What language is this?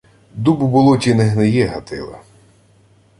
Ukrainian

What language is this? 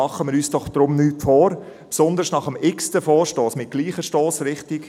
Swiss German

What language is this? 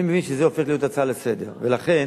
Hebrew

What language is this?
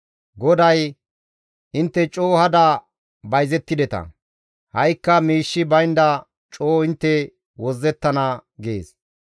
Gamo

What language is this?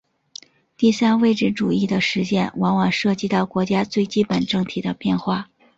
Chinese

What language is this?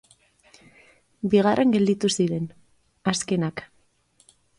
Basque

